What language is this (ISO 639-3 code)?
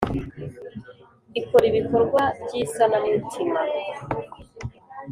kin